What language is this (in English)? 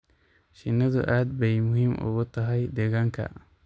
Somali